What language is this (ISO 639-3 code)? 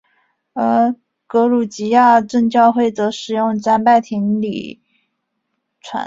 zho